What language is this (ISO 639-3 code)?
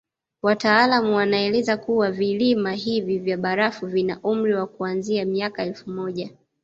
swa